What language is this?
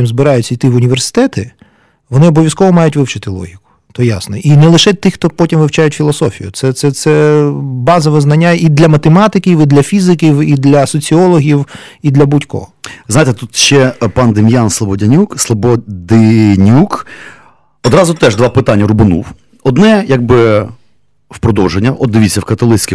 Ukrainian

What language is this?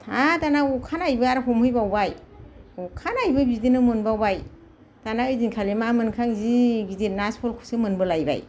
Bodo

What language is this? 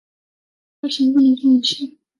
Chinese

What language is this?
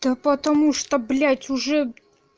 Russian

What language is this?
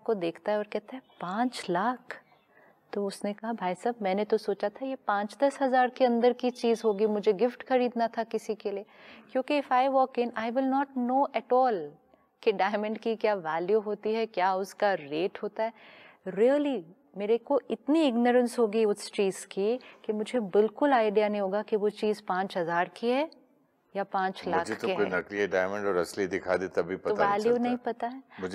Hindi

